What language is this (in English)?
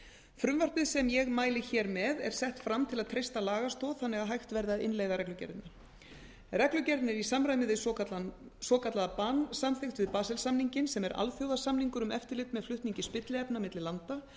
Icelandic